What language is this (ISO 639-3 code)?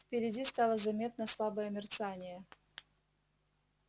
rus